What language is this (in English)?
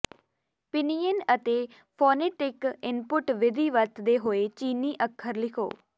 Punjabi